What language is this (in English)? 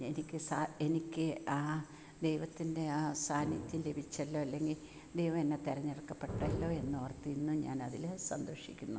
Malayalam